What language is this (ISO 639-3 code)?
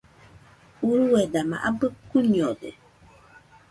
hux